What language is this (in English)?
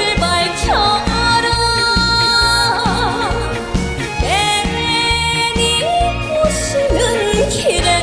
Korean